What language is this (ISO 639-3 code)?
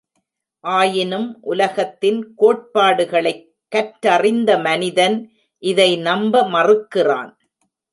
tam